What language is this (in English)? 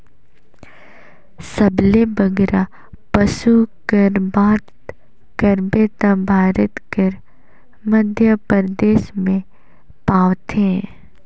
Chhattisgarhi